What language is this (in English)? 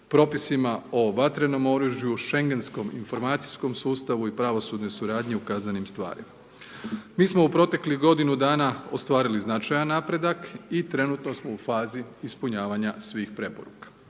Croatian